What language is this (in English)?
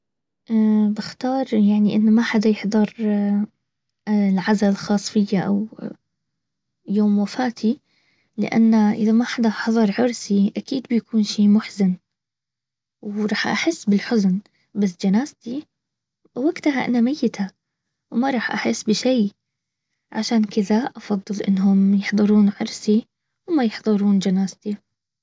Baharna Arabic